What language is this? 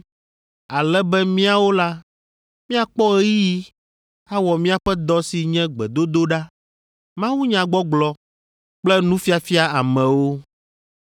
Ewe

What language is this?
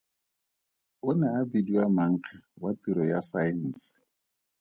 Tswana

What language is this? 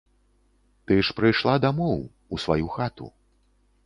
Belarusian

